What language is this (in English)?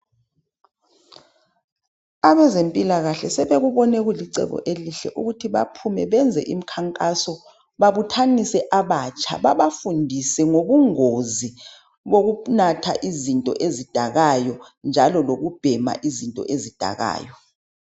North Ndebele